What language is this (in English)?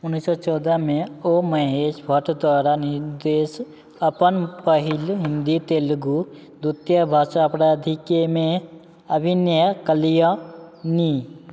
Maithili